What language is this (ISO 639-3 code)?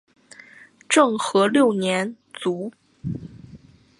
zho